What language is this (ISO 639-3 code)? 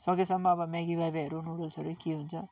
nep